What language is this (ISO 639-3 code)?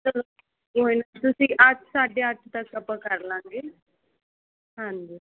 pan